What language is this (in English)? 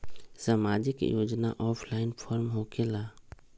Magahi